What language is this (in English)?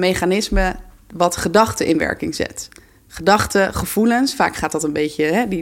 Dutch